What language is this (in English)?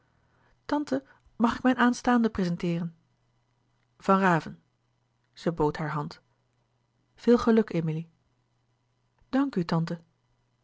Dutch